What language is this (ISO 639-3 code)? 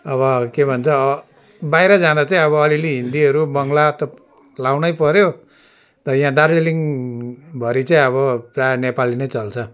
nep